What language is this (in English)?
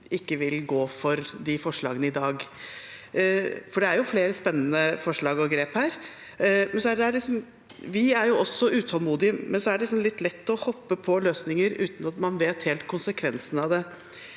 Norwegian